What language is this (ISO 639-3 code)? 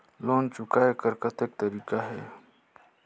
hne